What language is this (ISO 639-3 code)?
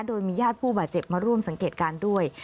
tha